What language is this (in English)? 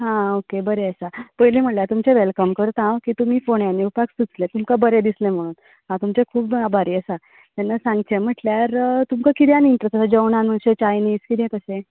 Konkani